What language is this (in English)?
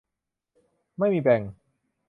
Thai